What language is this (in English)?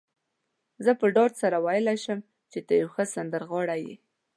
Pashto